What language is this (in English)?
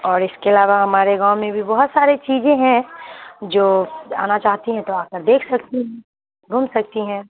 Urdu